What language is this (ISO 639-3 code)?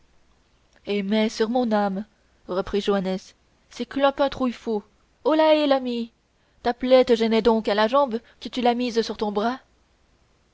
fra